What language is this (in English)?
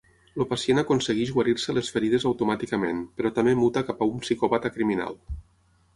Catalan